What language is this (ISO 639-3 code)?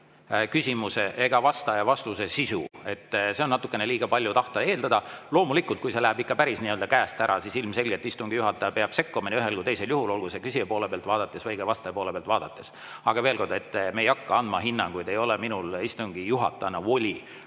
est